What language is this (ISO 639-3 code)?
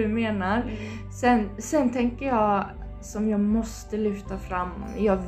swe